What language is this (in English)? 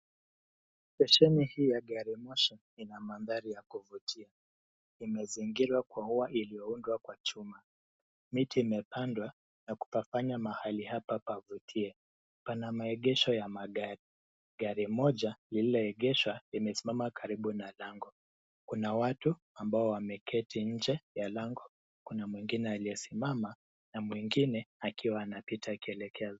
Swahili